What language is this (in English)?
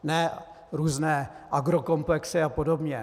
Czech